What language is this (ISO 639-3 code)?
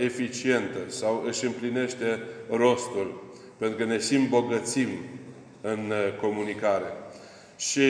ron